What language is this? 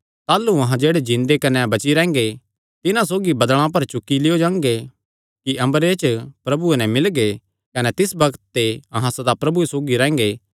Kangri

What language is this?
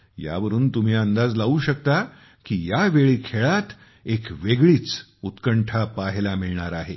Marathi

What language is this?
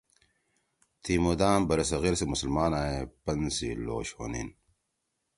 Torwali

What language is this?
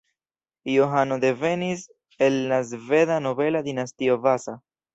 Esperanto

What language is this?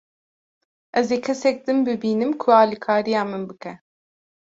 Kurdish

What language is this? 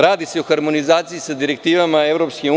Serbian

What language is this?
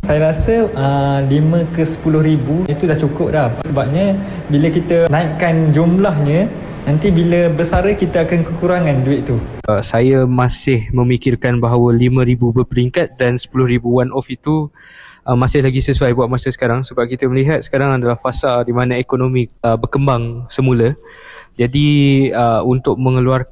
Malay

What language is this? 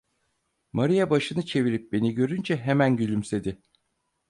Turkish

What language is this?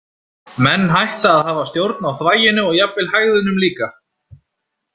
Icelandic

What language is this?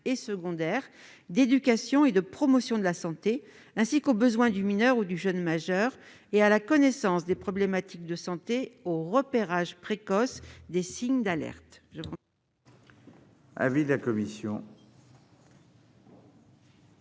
French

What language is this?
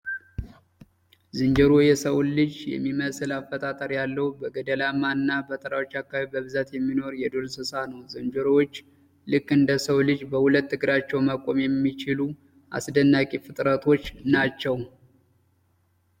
Amharic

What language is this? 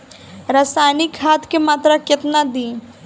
Bhojpuri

